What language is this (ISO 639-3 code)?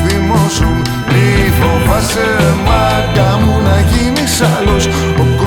ell